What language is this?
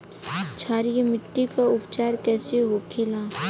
Bhojpuri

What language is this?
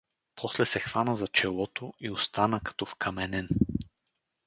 Bulgarian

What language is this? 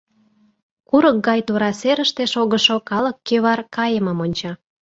Mari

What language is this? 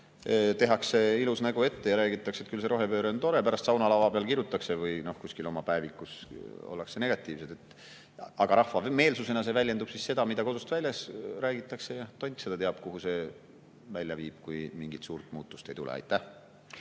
Estonian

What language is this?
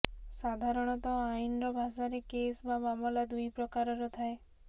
Odia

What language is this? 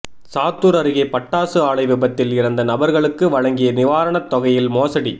Tamil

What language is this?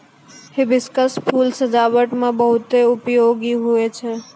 Maithili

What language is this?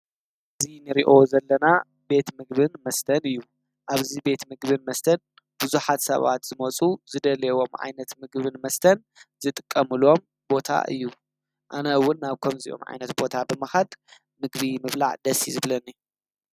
Tigrinya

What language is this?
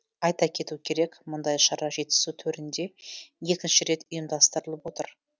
Kazakh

